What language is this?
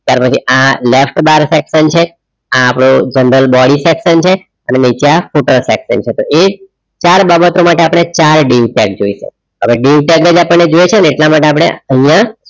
Gujarati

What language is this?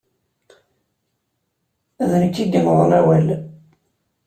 Kabyle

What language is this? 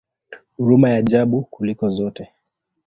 Swahili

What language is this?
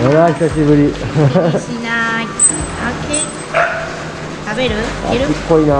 Japanese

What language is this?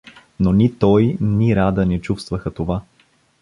Bulgarian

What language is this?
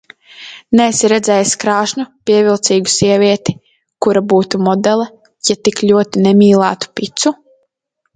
Latvian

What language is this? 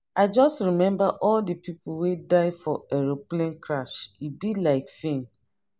Nigerian Pidgin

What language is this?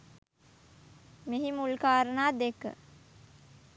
Sinhala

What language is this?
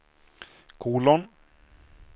Swedish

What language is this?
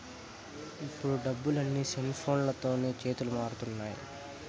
Telugu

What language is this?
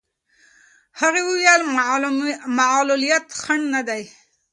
Pashto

